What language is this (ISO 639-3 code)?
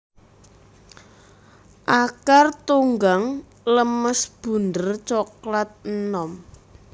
jav